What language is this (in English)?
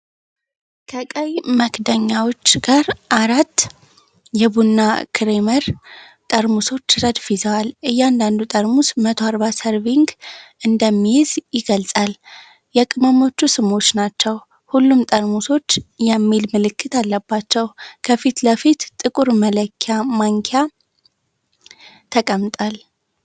Amharic